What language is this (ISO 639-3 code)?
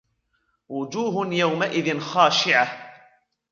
ara